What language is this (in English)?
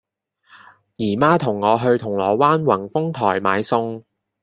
Cantonese